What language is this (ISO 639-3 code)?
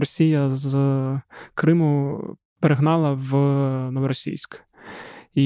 ukr